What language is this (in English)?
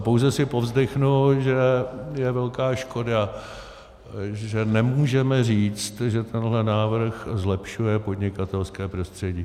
Czech